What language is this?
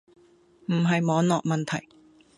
Cantonese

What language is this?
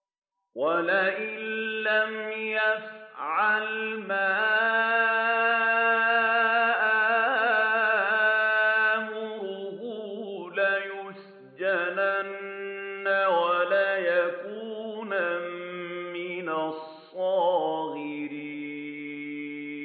Arabic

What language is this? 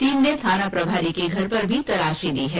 Hindi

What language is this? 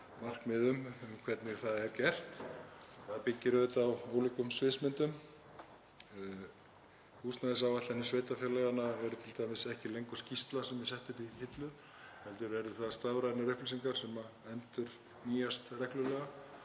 Icelandic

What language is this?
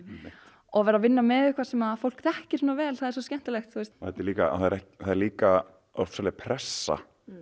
Icelandic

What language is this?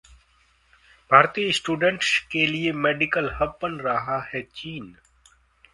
Hindi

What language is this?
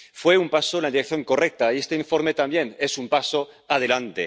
Spanish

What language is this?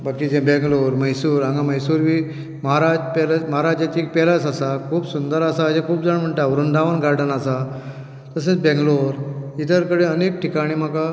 Konkani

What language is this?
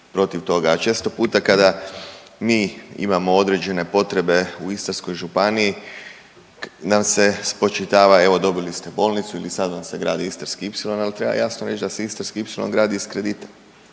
Croatian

